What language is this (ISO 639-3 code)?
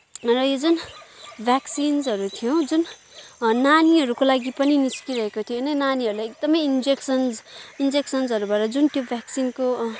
nep